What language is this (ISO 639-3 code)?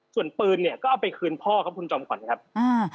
tha